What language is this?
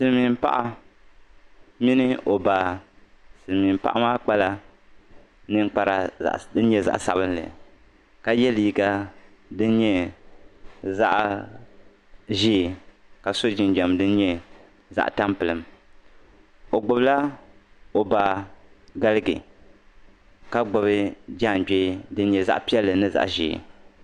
Dagbani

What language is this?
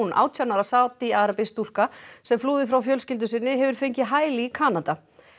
Icelandic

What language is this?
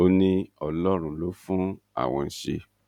Yoruba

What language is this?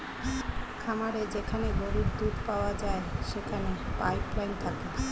Bangla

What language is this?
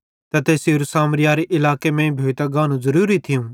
Bhadrawahi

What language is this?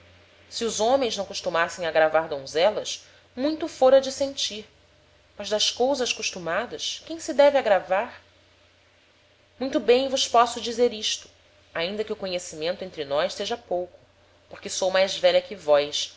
Portuguese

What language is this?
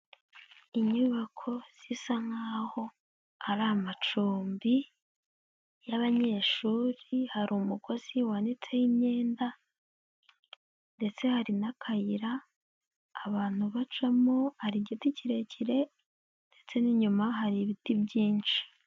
Kinyarwanda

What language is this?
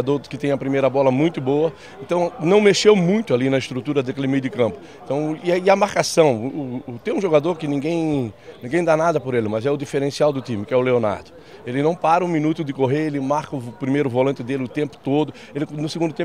Portuguese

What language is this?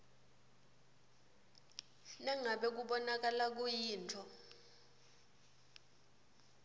Swati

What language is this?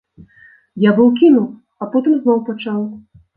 Belarusian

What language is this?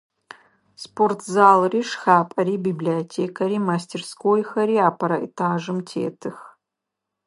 Adyghe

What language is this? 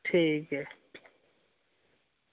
Dogri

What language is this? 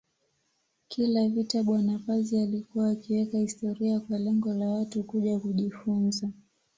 Swahili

